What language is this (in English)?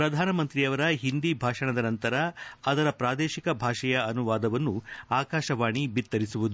Kannada